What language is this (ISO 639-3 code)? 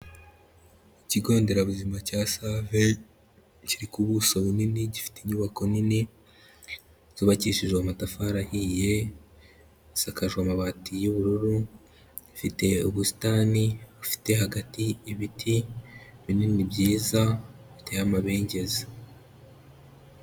kin